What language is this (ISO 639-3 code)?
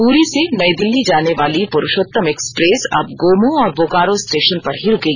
hin